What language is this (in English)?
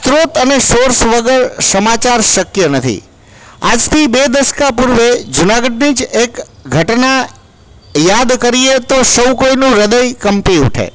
Gujarati